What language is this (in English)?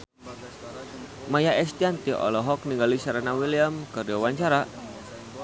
Sundanese